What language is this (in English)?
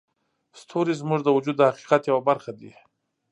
Pashto